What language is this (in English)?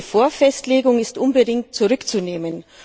German